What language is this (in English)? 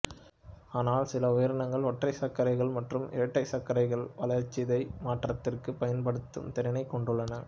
Tamil